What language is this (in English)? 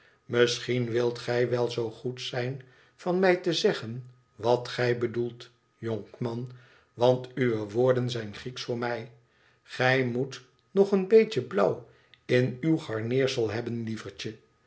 Dutch